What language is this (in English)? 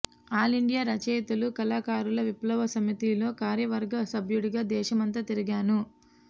Telugu